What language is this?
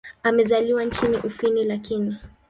Swahili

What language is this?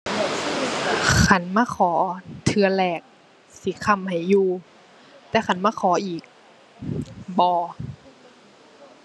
Thai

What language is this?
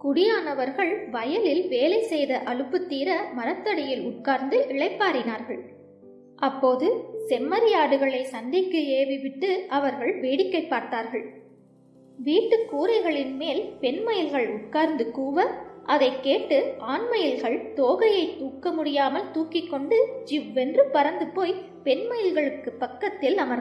Korean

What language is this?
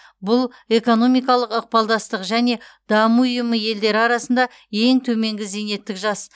Kazakh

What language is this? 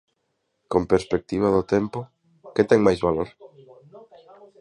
Galician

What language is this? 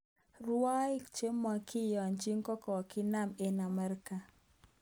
Kalenjin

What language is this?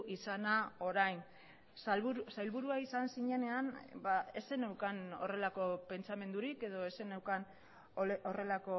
Basque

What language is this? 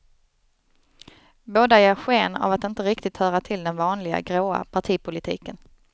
Swedish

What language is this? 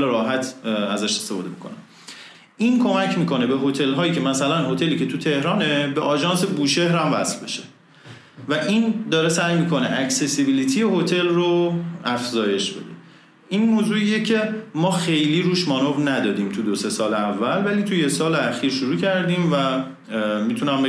Persian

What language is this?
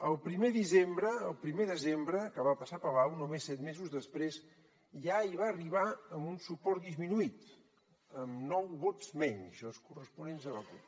Catalan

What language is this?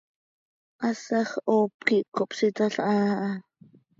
Seri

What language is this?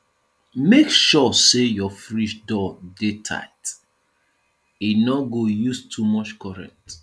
Nigerian Pidgin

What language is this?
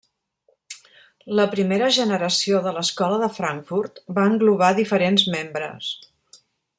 Catalan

